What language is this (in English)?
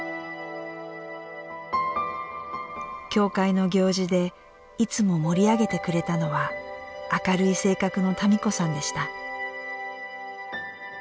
Japanese